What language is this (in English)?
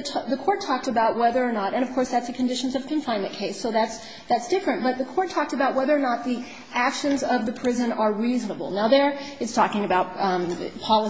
English